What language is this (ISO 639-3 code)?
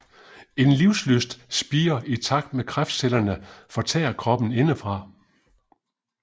dan